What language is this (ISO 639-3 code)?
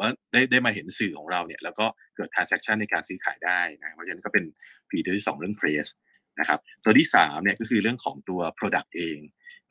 tha